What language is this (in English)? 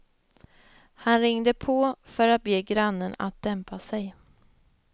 Swedish